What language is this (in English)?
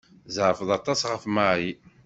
Kabyle